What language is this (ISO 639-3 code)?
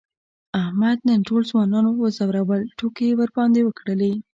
pus